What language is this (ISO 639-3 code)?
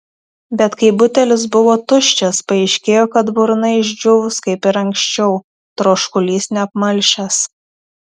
lit